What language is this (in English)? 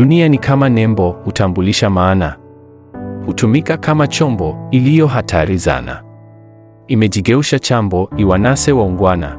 Swahili